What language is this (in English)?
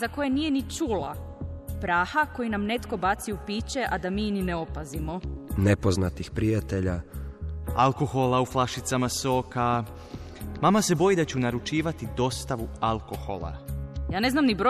Croatian